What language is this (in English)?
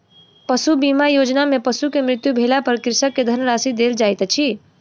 Maithili